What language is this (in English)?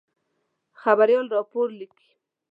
Pashto